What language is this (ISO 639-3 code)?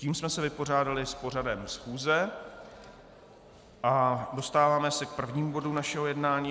ces